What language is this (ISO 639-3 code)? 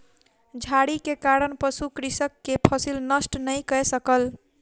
mai